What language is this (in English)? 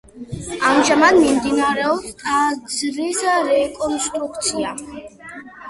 Georgian